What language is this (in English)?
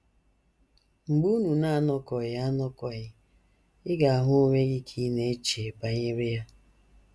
Igbo